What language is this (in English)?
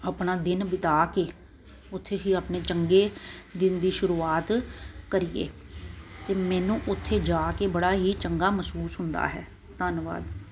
Punjabi